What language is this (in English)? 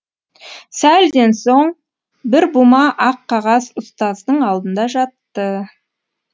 Kazakh